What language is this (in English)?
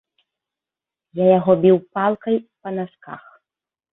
Belarusian